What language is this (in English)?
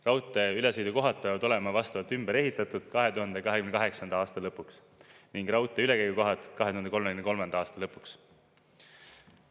Estonian